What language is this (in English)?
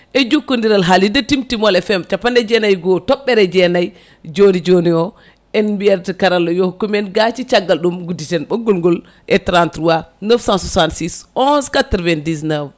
Fula